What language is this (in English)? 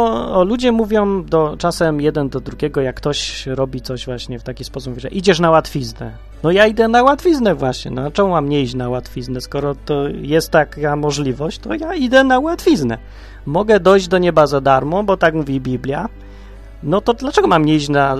Polish